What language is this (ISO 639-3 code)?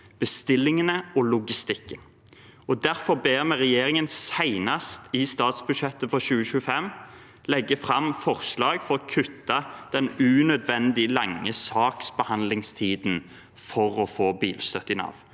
nor